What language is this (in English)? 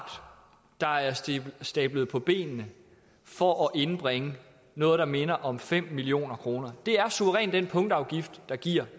Danish